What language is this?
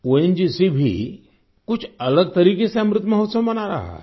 Hindi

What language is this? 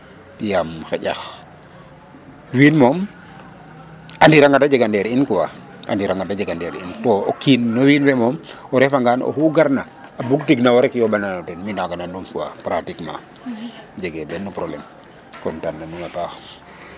Serer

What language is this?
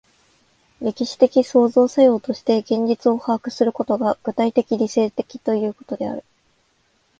Japanese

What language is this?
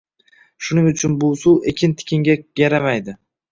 Uzbek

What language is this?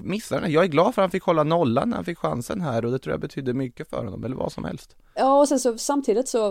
Swedish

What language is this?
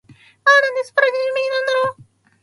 Japanese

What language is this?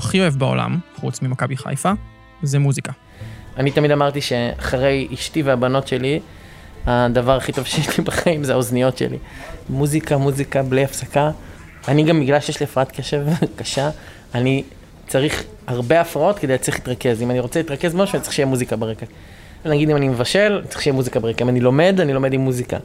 Hebrew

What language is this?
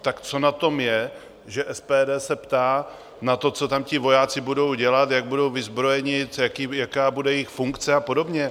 Czech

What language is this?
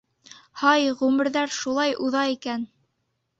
Bashkir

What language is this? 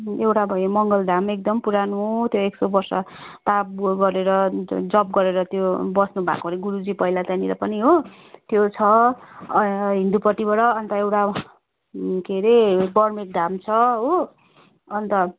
Nepali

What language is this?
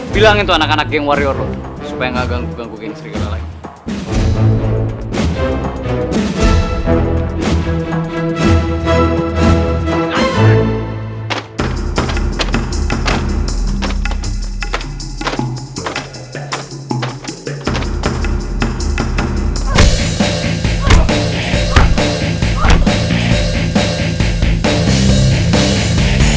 Indonesian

